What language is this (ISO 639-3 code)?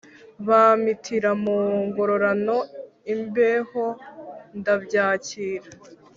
kin